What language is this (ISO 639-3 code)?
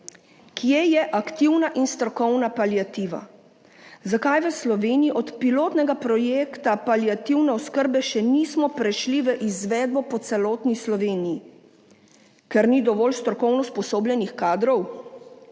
slv